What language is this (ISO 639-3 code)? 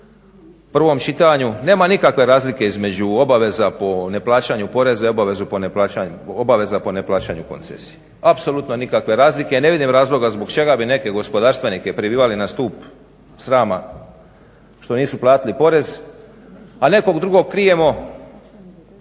hrv